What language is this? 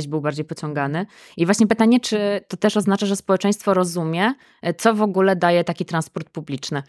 Polish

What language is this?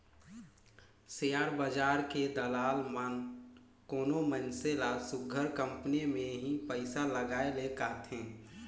Chhattisgarhi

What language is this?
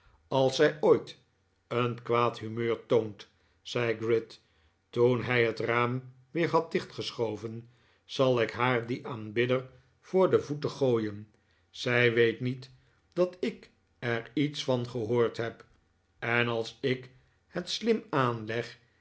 Dutch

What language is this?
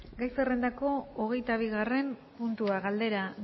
Basque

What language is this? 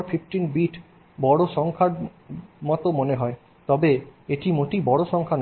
Bangla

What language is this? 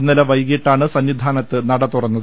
Malayalam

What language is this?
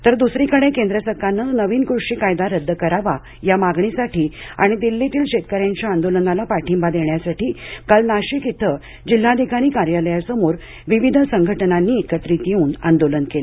Marathi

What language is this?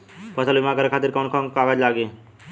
Bhojpuri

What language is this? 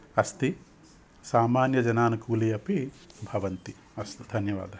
Sanskrit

